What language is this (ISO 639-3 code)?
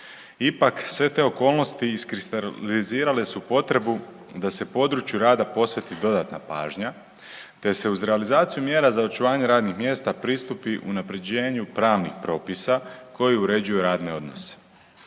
hrv